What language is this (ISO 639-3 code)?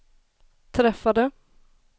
swe